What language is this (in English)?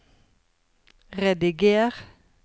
Norwegian